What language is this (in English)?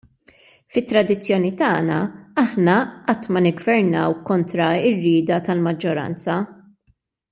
Maltese